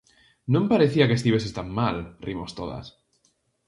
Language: Galician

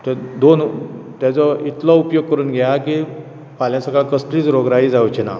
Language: Konkani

